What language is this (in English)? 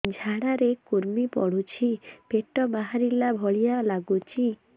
Odia